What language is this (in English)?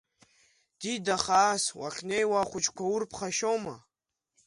Abkhazian